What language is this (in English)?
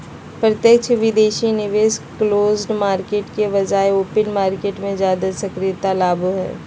Magahi